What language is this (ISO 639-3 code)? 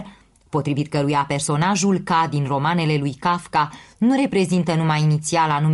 ron